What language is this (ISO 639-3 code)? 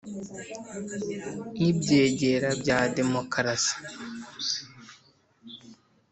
kin